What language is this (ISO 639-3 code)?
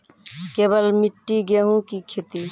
mai